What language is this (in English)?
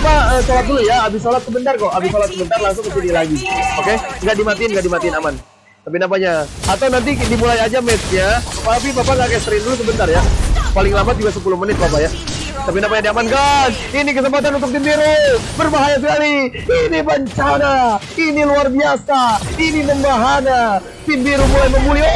Indonesian